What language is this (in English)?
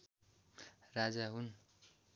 Nepali